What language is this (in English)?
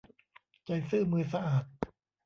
Thai